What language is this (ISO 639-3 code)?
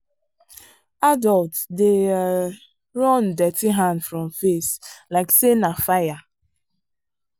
pcm